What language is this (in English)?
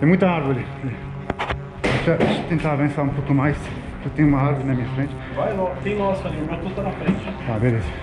Portuguese